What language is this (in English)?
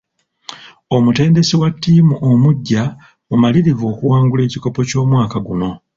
Ganda